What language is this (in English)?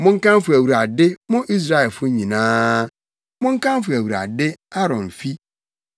Akan